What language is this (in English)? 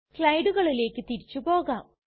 Malayalam